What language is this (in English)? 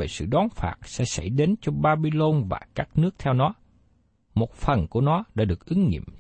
Vietnamese